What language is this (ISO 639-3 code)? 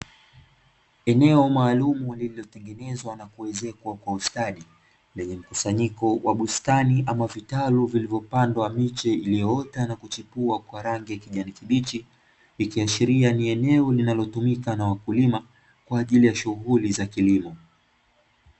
swa